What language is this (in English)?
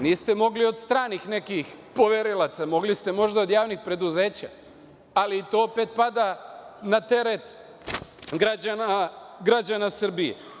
Serbian